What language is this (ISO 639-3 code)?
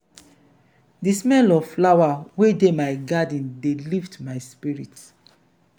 pcm